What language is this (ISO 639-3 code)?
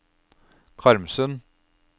nor